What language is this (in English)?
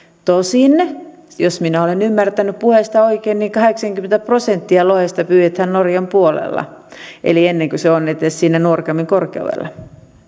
Finnish